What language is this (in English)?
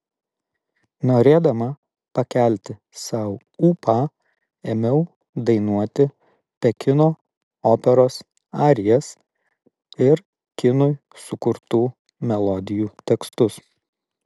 Lithuanian